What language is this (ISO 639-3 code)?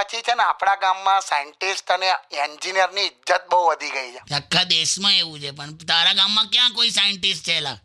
hin